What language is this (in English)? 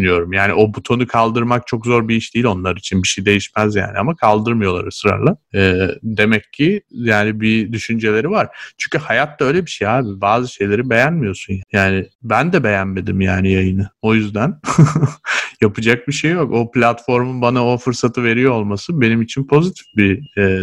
Turkish